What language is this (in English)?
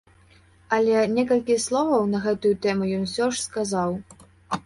Belarusian